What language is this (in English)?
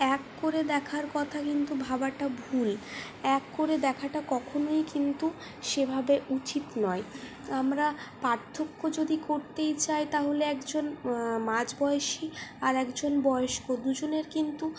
Bangla